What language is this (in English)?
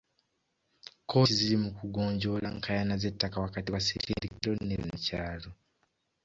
Ganda